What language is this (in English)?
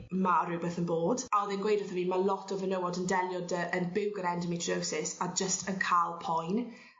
Welsh